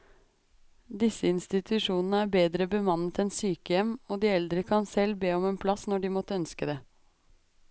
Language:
Norwegian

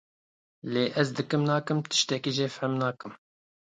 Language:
Kurdish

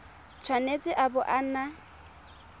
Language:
Tswana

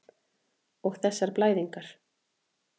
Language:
Icelandic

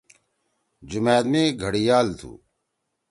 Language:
Torwali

